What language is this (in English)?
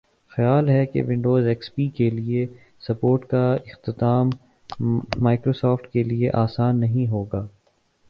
Urdu